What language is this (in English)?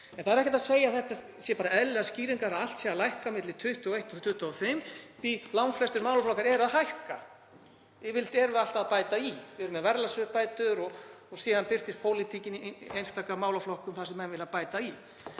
Icelandic